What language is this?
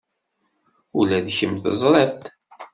Kabyle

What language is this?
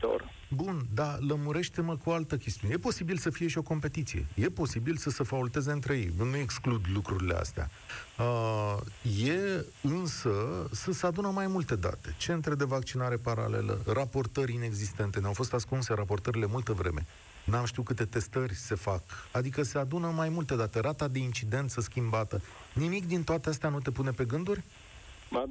Romanian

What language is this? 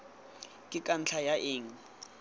Tswana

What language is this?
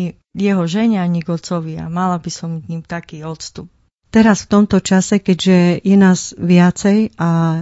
Slovak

